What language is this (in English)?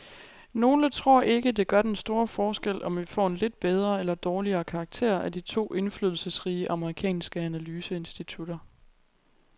Danish